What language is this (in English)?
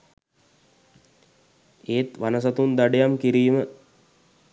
Sinhala